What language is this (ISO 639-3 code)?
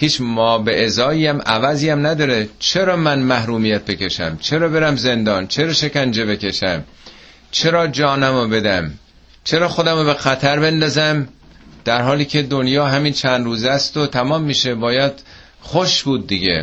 fas